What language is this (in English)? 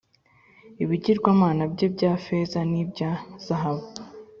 Kinyarwanda